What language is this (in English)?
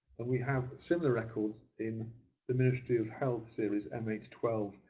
English